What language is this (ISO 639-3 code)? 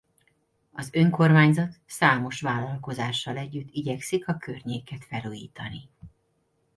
hun